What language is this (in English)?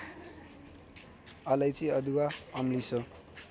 Nepali